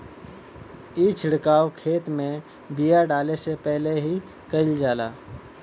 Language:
Bhojpuri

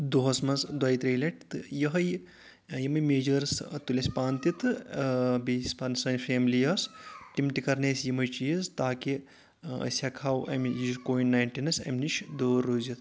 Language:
Kashmiri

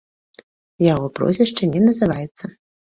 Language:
Belarusian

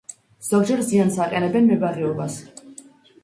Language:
Georgian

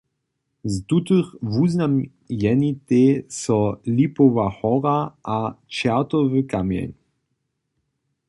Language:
Upper Sorbian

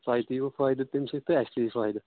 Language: Kashmiri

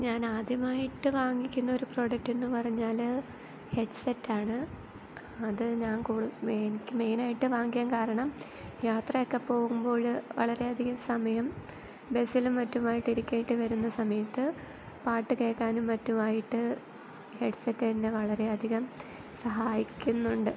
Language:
Malayalam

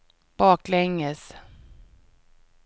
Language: Swedish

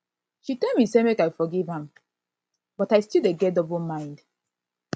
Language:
Nigerian Pidgin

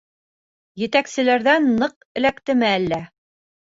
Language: Bashkir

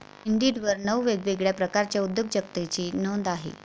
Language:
Marathi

